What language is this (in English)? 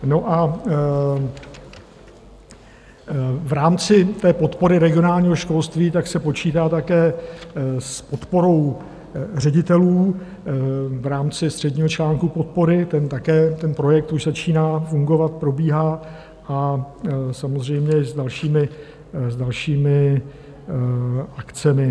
Czech